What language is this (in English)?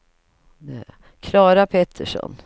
Swedish